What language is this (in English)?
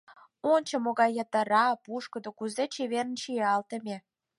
Mari